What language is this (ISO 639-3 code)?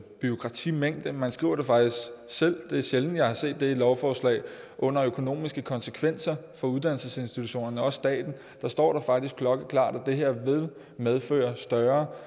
dan